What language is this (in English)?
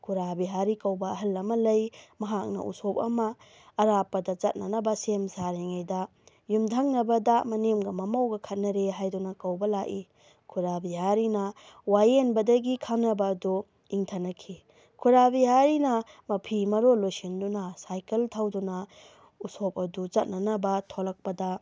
Manipuri